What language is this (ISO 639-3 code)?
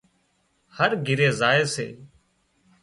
kxp